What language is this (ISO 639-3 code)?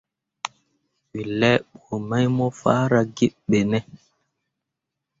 mua